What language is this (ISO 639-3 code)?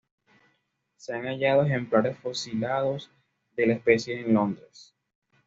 spa